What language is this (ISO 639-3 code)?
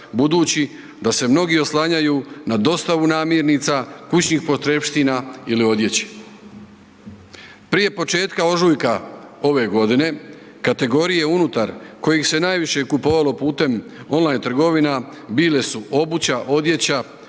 hrv